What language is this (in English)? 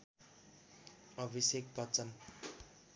Nepali